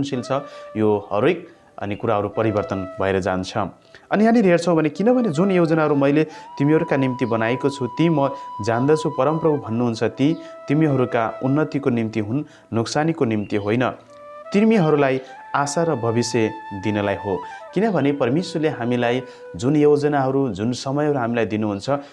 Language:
Nepali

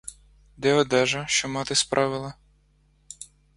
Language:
Ukrainian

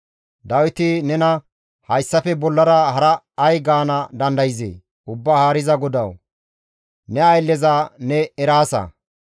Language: Gamo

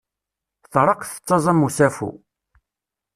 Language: Kabyle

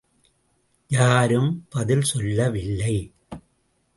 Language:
Tamil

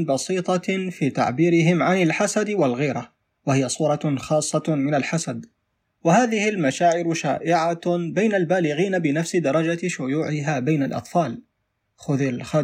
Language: Arabic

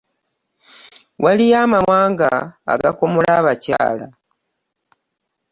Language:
Ganda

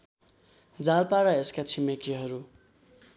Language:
Nepali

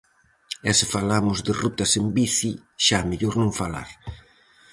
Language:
Galician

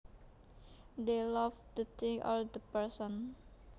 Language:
Javanese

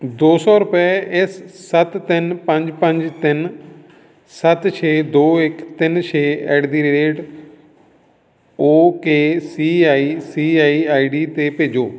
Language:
Punjabi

